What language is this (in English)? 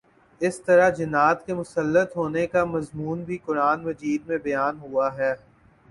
Urdu